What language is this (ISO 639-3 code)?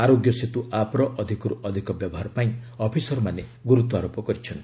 ori